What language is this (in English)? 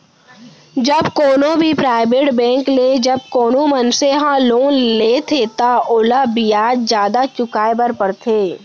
Chhattisgarhi